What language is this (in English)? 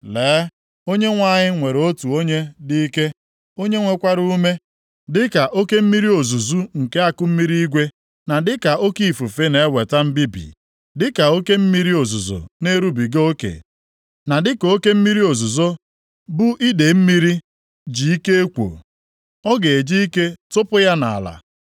Igbo